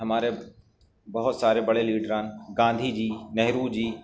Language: Urdu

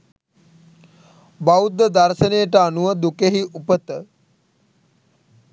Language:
Sinhala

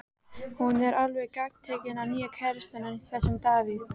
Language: Icelandic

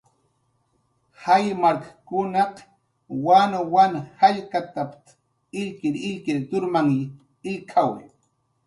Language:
Jaqaru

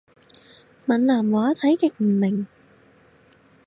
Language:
Cantonese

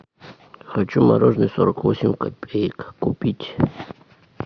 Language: Russian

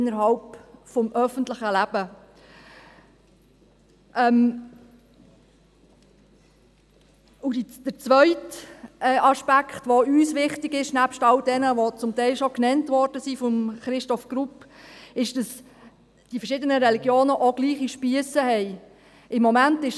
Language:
Swiss German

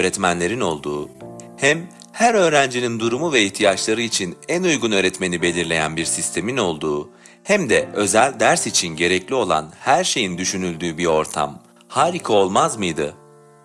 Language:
Turkish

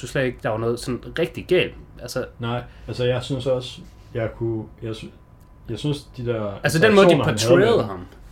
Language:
Danish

